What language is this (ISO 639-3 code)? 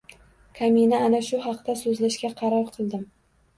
uzb